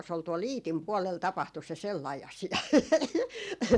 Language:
Finnish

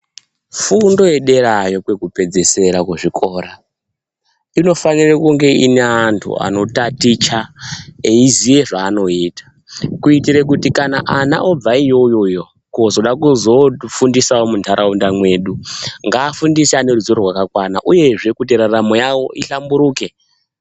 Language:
Ndau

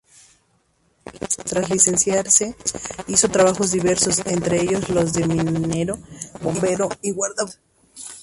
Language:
Spanish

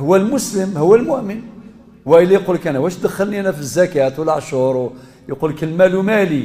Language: Arabic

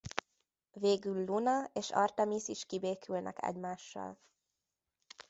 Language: Hungarian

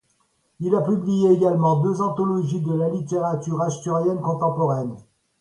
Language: French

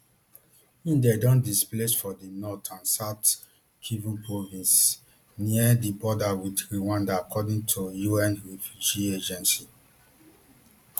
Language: Nigerian Pidgin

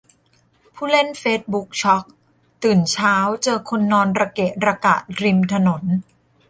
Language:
Thai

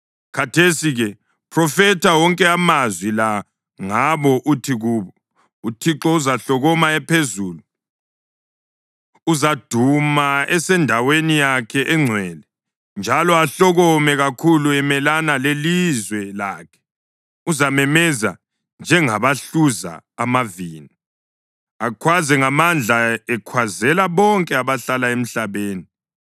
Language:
North Ndebele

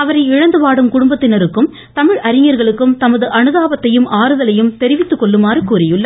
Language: Tamil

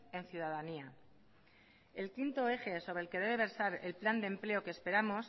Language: Spanish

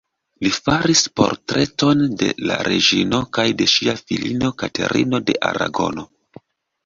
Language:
Esperanto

